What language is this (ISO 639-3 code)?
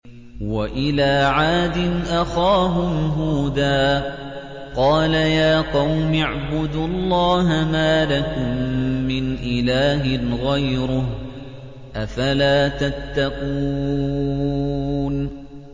ara